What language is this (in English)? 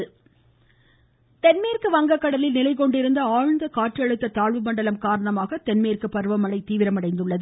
Tamil